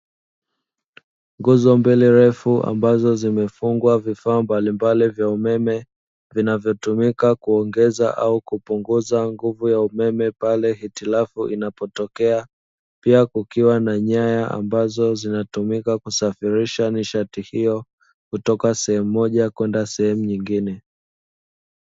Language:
Swahili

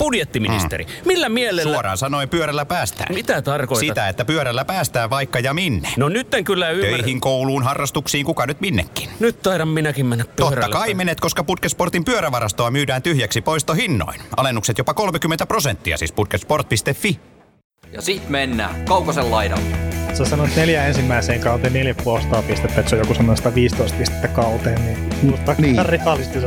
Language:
Finnish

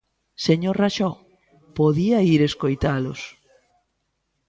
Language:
Galician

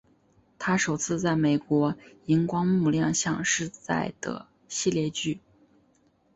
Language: Chinese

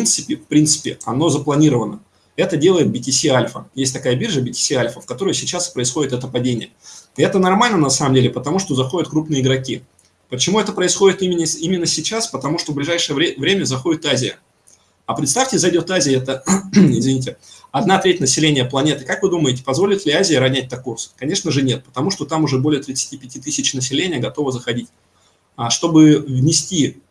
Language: Russian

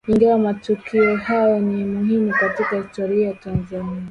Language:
Swahili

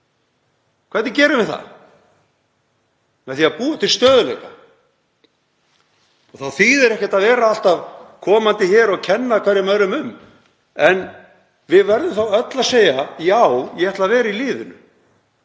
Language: Icelandic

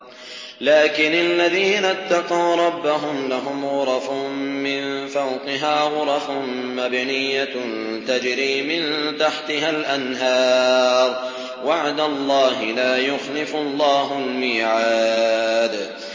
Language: Arabic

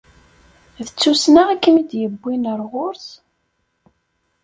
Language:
Kabyle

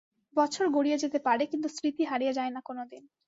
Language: Bangla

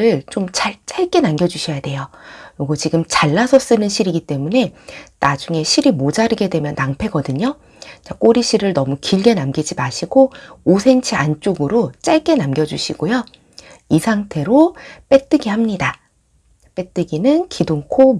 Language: Korean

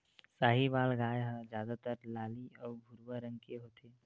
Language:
Chhattisgarhi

